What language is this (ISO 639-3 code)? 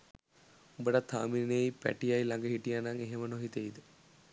sin